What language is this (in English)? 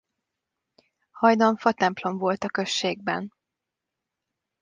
Hungarian